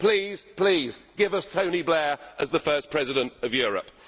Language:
English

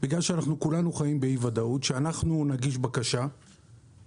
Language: Hebrew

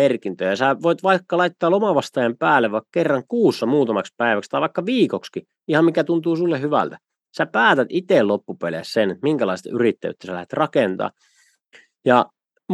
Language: Finnish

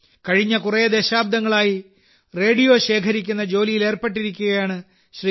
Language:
Malayalam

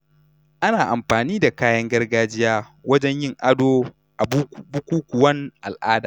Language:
Hausa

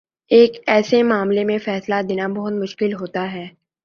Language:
Urdu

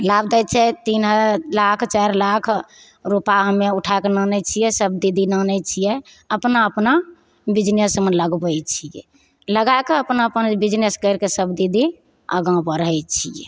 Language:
Maithili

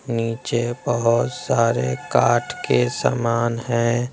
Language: Hindi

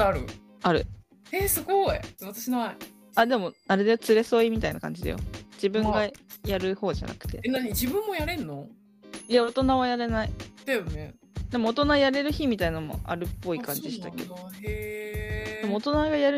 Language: Japanese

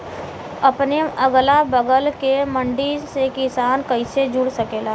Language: Bhojpuri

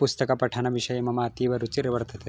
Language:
Sanskrit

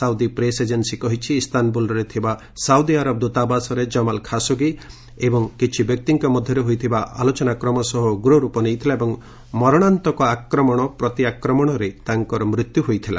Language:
Odia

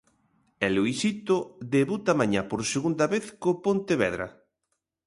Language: Galician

